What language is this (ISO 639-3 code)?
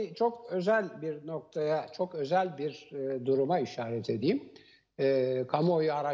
tur